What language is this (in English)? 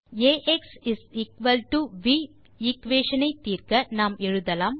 Tamil